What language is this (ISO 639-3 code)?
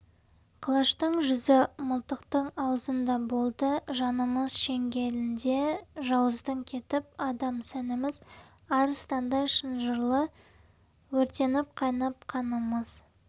kaz